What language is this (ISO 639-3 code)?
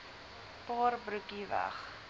afr